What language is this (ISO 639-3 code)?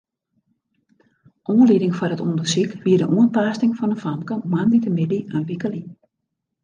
fry